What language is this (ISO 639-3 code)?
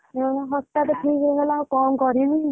ori